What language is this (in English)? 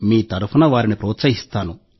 Telugu